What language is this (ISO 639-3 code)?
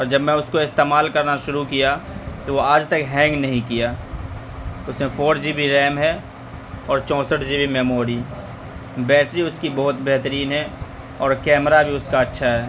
urd